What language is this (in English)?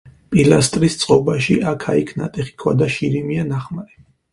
Georgian